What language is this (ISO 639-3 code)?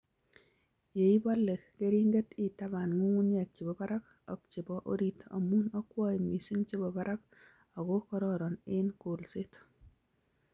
kln